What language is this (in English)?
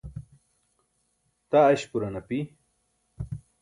Burushaski